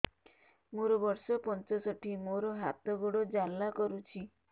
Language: Odia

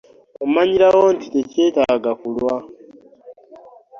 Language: Ganda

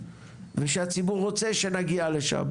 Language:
Hebrew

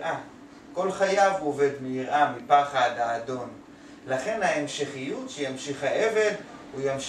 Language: Hebrew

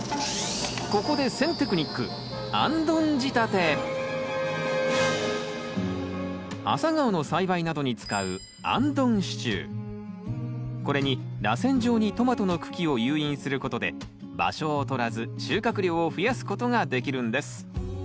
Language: Japanese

